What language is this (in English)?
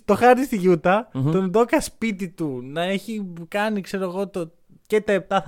Greek